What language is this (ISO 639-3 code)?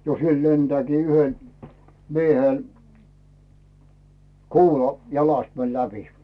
fin